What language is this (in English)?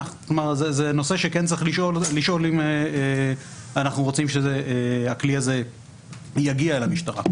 Hebrew